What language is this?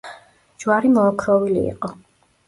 Georgian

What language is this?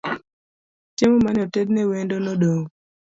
Luo (Kenya and Tanzania)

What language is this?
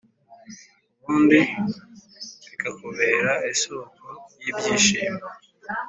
Kinyarwanda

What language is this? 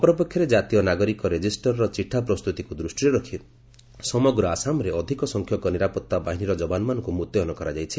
Odia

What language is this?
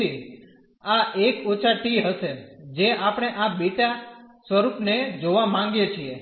Gujarati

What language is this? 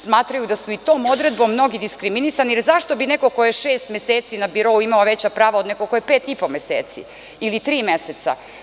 Serbian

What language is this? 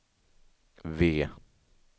Swedish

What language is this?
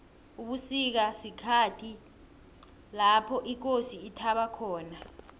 South Ndebele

